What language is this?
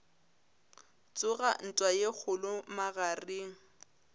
Northern Sotho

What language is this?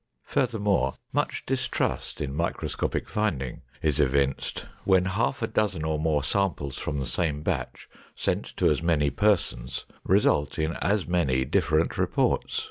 English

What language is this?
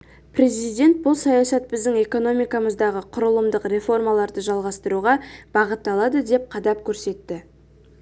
Kazakh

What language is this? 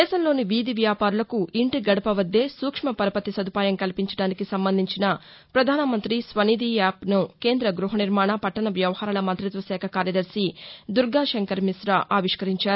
Telugu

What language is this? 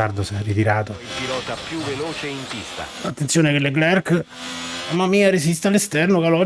Italian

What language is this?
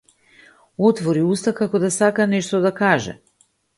Macedonian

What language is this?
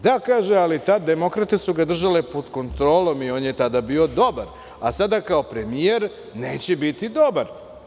Serbian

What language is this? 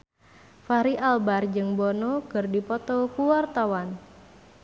Sundanese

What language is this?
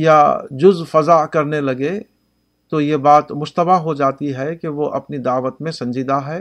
Urdu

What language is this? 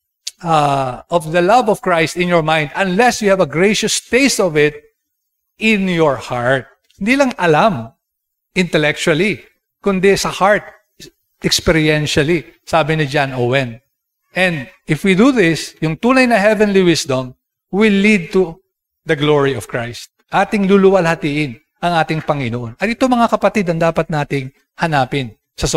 Filipino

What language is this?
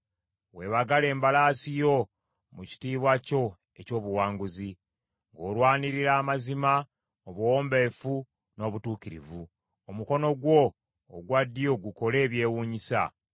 Ganda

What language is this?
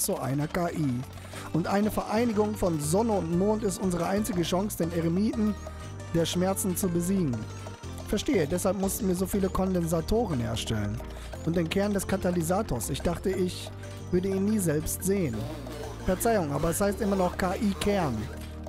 German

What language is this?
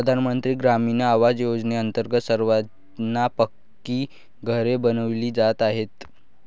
Marathi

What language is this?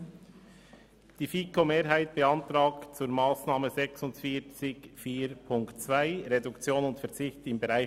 Swiss German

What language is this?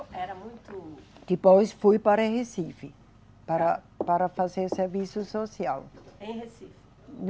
Portuguese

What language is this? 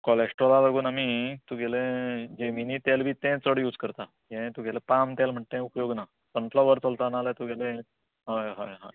Konkani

